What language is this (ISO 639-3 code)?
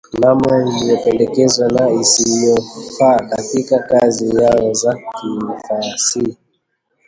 swa